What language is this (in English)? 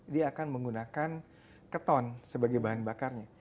Indonesian